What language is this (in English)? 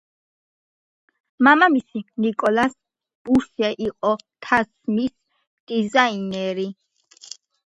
Georgian